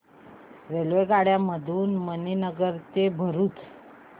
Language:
Marathi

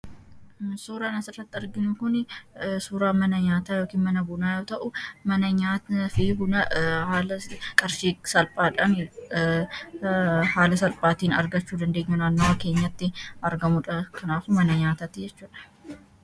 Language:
Oromo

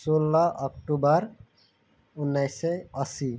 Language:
Nepali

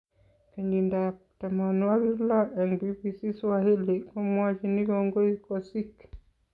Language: Kalenjin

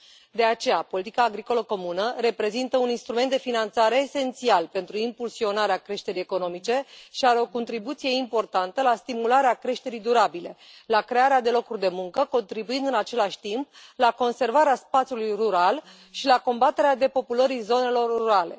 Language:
Romanian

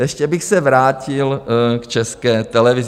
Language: Czech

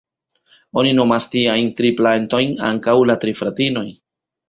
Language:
Esperanto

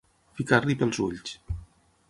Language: Catalan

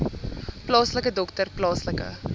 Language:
Afrikaans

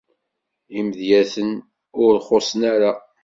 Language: Kabyle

